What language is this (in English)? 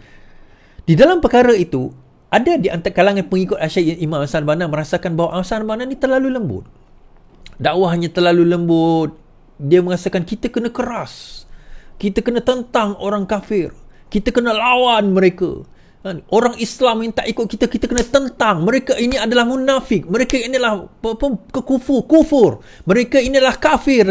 Malay